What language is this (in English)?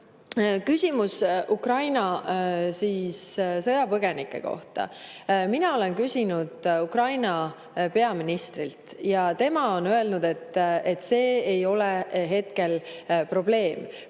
Estonian